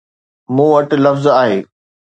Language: Sindhi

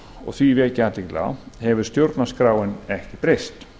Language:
Icelandic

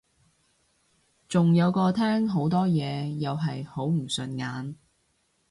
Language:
Cantonese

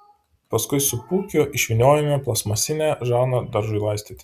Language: Lithuanian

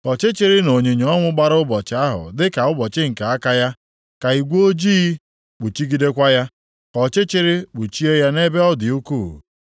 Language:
Igbo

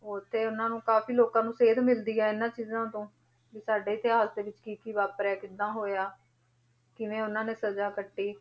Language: Punjabi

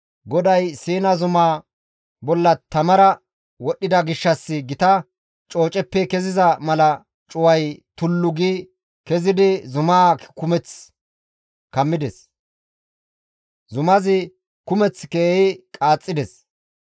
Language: Gamo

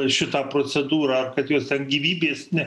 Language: Lithuanian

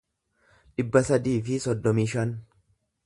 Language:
Oromo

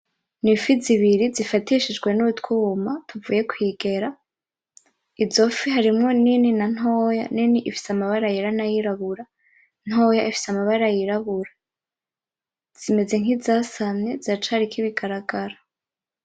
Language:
Rundi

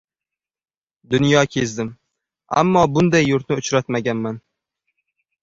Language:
Uzbek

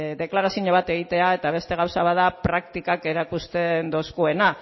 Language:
Basque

